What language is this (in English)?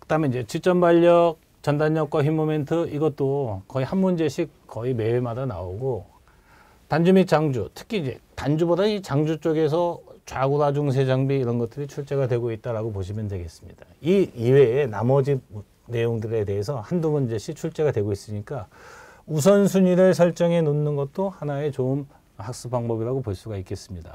Korean